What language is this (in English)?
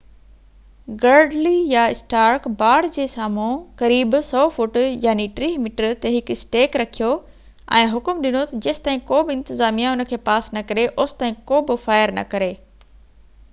Sindhi